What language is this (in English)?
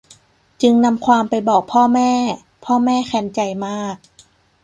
Thai